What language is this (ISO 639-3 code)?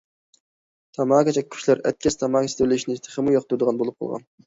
uig